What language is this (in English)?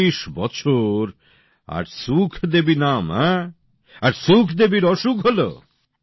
Bangla